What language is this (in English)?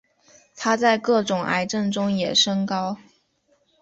Chinese